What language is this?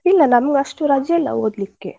Kannada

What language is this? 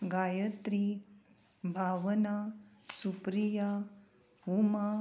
Konkani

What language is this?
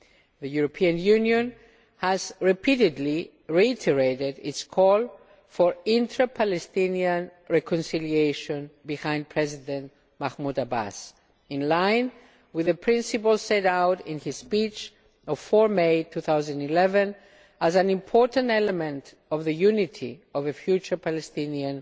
English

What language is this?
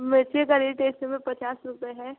Hindi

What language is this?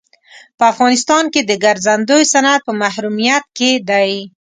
Pashto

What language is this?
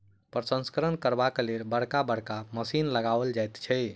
Maithili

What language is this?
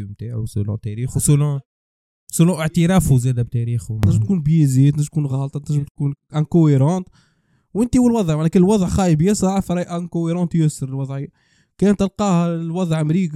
Arabic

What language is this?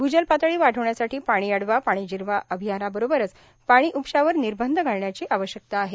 Marathi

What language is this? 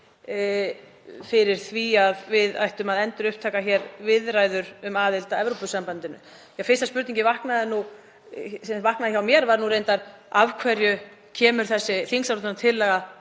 Icelandic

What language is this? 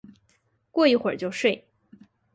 Chinese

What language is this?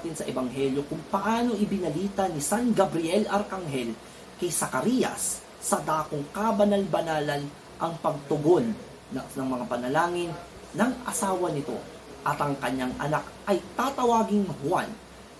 Filipino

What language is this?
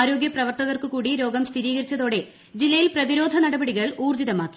Malayalam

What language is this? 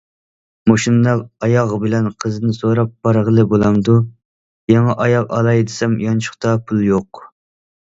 Uyghur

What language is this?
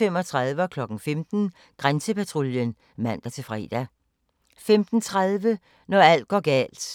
Danish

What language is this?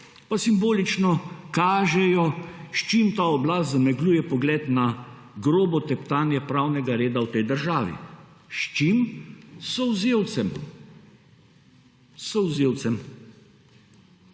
Slovenian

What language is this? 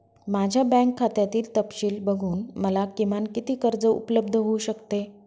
Marathi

